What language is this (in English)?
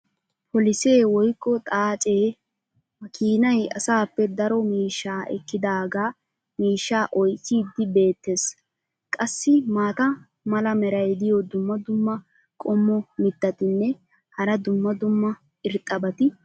Wolaytta